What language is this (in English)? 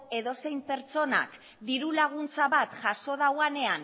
Basque